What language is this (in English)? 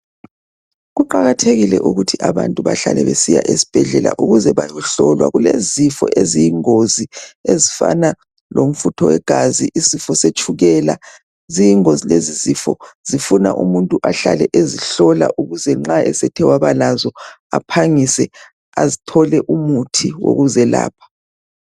North Ndebele